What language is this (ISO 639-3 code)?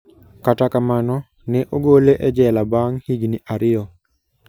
luo